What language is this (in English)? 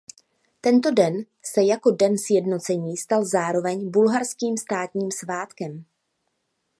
Czech